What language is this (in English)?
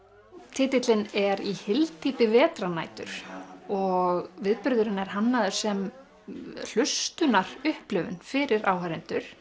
Icelandic